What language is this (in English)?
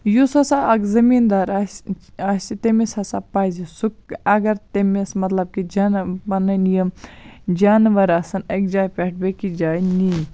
Kashmiri